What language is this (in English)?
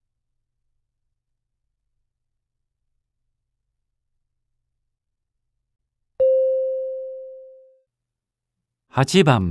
Japanese